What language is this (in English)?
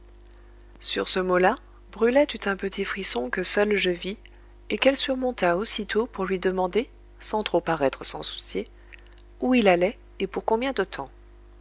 French